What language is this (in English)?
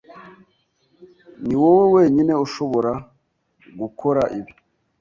Kinyarwanda